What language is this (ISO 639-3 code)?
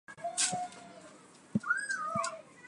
slv